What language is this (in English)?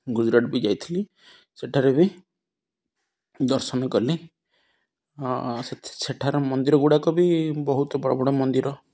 Odia